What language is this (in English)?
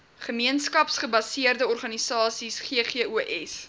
Afrikaans